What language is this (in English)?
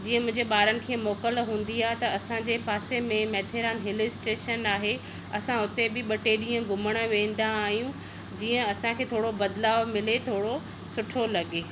Sindhi